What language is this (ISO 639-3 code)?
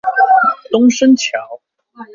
zho